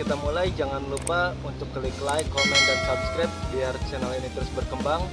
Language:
Indonesian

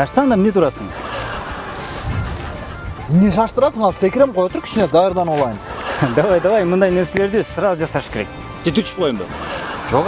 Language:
Russian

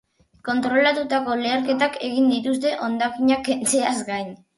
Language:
Basque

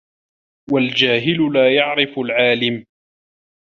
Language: Arabic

